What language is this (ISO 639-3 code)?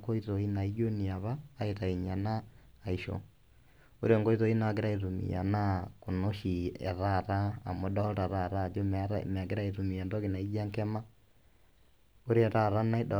mas